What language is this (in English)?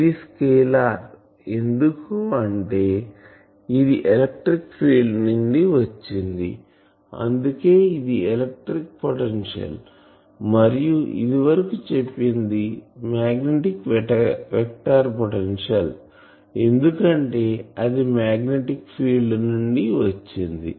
Telugu